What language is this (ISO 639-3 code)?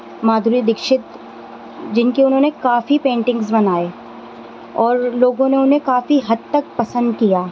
urd